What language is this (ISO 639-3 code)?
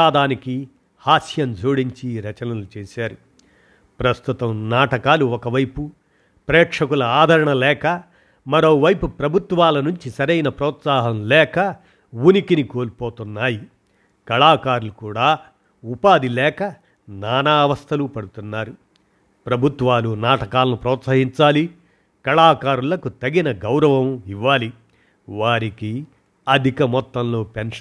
tel